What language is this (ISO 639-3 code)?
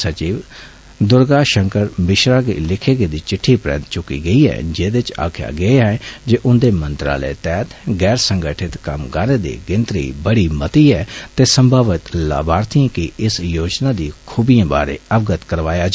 doi